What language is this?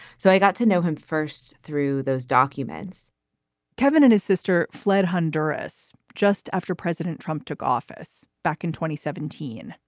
English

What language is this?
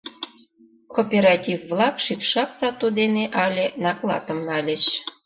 Mari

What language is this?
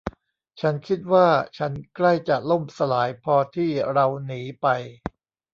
Thai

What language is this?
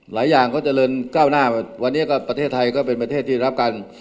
Thai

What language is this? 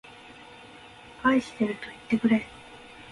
Japanese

